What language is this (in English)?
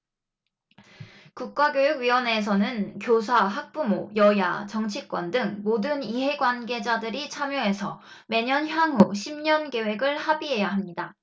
Korean